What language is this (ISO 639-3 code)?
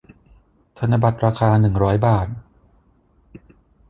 tha